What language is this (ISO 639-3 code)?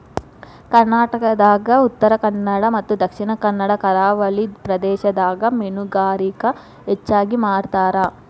kan